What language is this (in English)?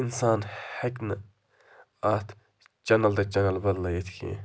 Kashmiri